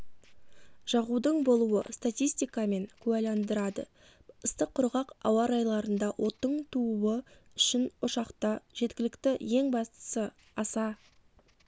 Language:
Kazakh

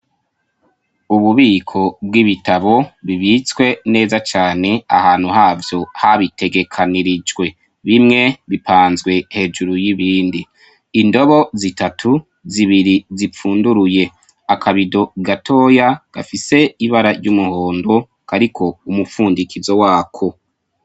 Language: Rundi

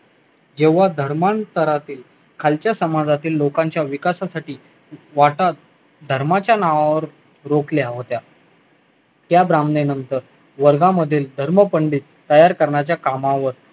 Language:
Marathi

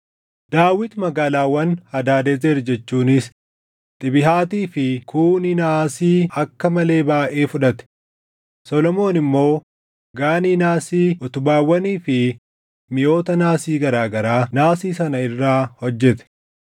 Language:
Oromo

